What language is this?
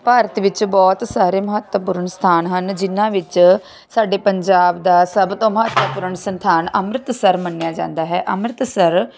Punjabi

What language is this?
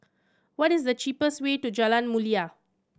English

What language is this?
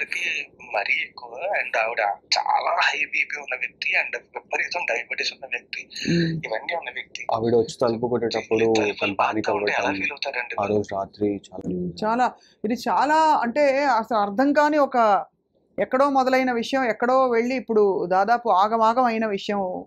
Telugu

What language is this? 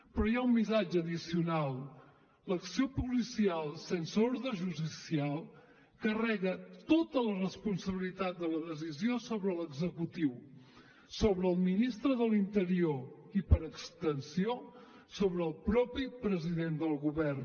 Catalan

